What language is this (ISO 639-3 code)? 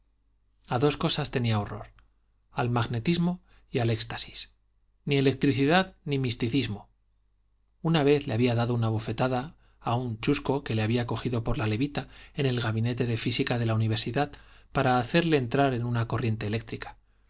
spa